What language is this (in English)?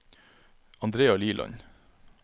Norwegian